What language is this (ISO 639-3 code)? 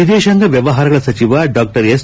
kan